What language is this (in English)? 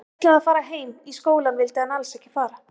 Icelandic